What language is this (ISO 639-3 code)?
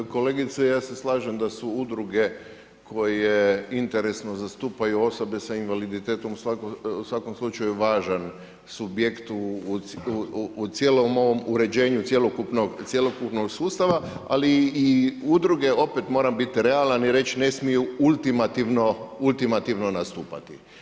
hrv